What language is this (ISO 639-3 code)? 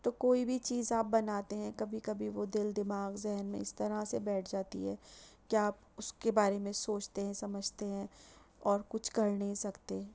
urd